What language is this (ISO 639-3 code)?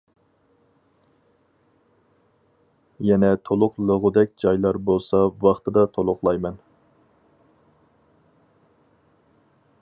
uig